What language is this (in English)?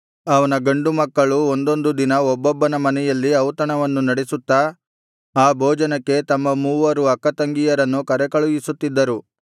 Kannada